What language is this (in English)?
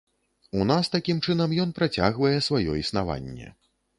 Belarusian